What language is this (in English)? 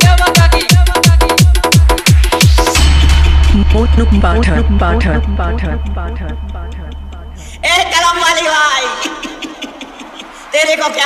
Hindi